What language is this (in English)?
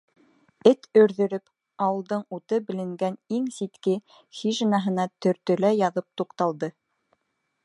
Bashkir